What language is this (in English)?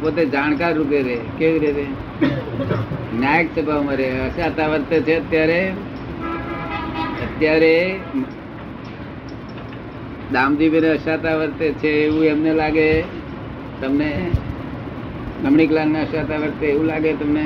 Gujarati